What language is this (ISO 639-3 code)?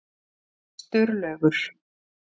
isl